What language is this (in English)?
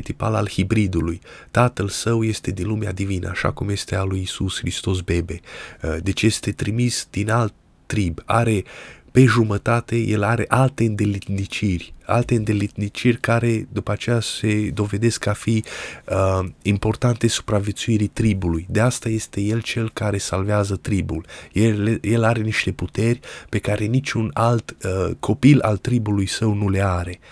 Romanian